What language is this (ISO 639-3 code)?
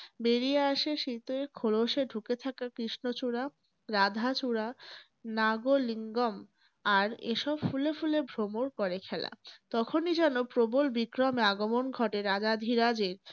ben